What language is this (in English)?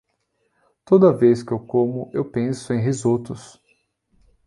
Portuguese